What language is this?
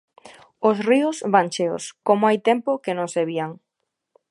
Galician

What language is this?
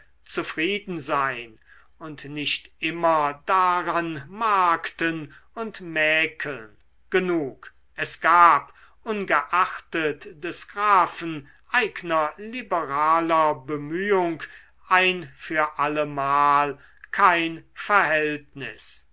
German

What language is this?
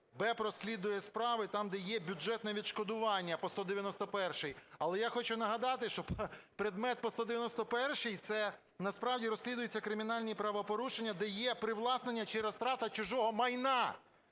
Ukrainian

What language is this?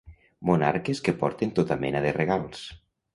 Catalan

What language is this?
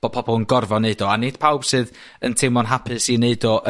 Welsh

